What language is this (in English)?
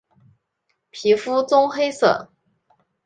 Chinese